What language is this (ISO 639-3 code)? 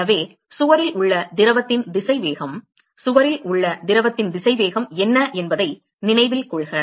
tam